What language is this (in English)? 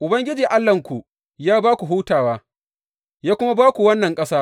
Hausa